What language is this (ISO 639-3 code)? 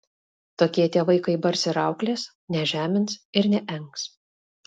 lit